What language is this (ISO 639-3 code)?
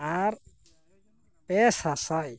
sat